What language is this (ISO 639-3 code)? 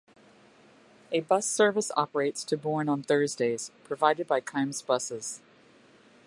eng